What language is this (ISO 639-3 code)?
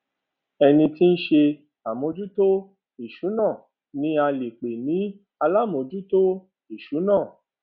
yor